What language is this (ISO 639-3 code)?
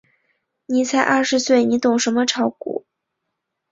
zho